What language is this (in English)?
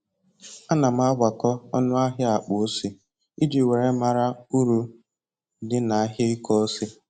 Igbo